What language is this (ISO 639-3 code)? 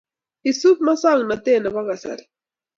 kln